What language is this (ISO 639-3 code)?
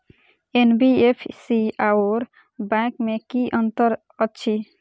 mai